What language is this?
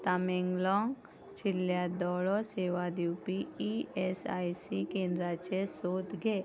Konkani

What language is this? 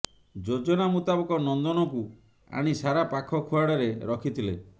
Odia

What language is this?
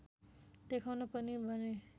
Nepali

